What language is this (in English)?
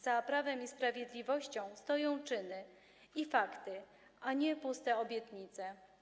Polish